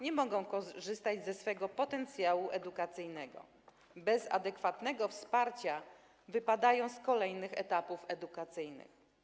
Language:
Polish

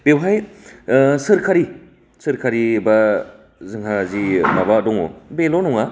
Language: Bodo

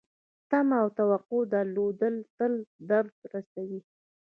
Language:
Pashto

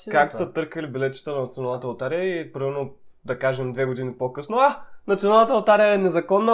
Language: Bulgarian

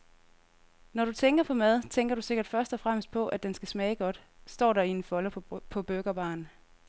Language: Danish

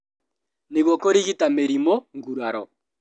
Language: Kikuyu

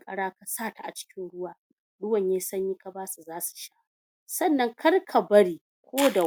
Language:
Hausa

